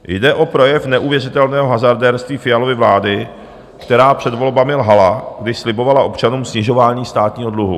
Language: Czech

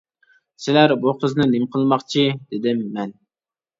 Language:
Uyghur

